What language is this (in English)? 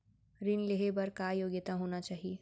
Chhattisgarhi